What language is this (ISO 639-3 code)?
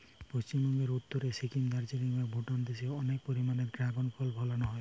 ben